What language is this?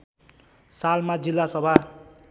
Nepali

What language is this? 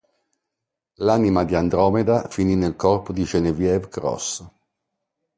Italian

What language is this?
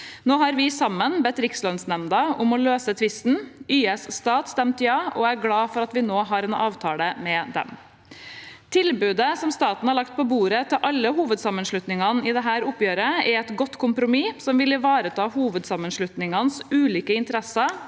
Norwegian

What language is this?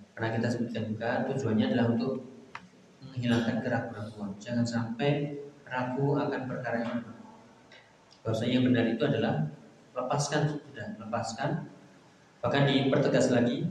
Indonesian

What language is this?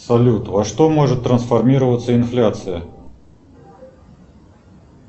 Russian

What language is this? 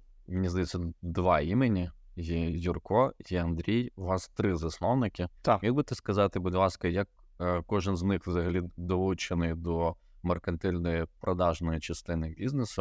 Ukrainian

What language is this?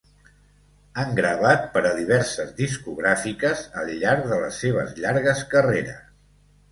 Catalan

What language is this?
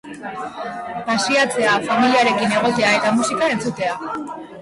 Basque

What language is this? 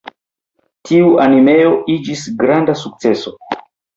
Esperanto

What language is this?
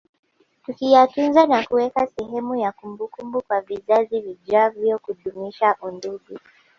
Swahili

